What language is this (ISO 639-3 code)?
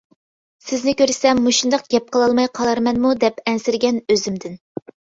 uig